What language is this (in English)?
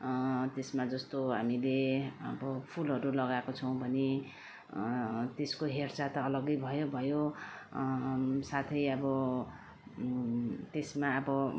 Nepali